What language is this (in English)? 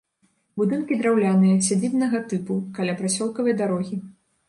Belarusian